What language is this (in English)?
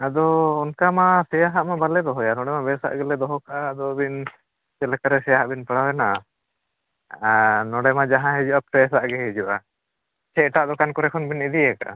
Santali